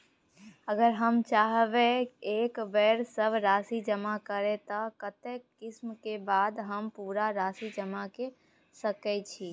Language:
Maithili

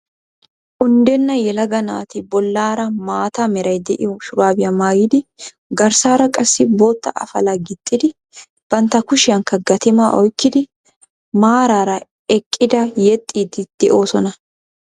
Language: Wolaytta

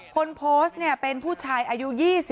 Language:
Thai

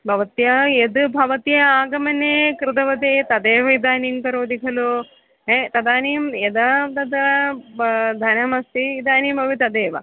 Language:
Sanskrit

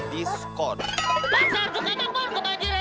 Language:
Indonesian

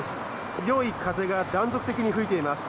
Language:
Japanese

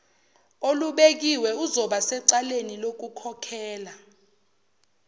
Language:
Zulu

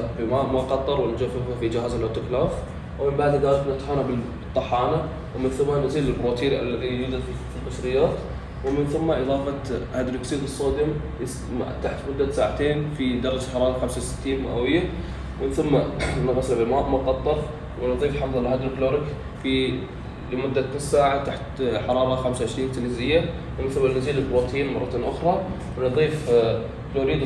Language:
Arabic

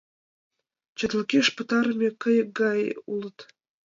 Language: Mari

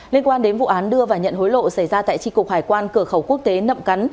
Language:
Vietnamese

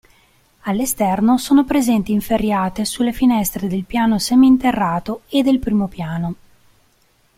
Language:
Italian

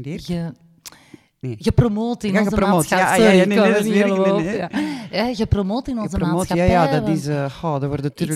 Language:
Dutch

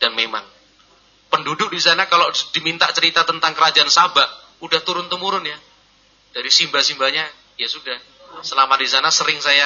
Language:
Indonesian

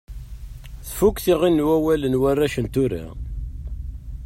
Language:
Kabyle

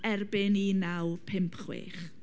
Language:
Welsh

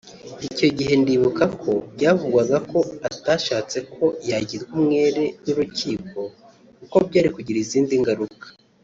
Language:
Kinyarwanda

